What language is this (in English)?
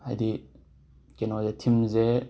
Manipuri